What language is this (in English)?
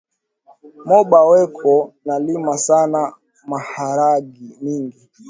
Swahili